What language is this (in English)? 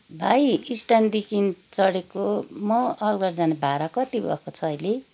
Nepali